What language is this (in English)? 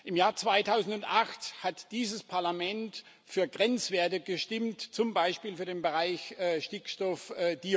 German